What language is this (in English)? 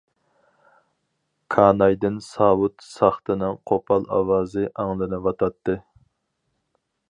Uyghur